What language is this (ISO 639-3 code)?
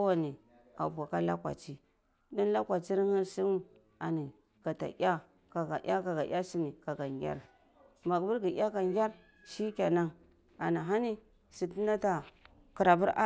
ckl